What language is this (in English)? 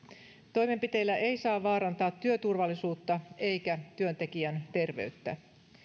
Finnish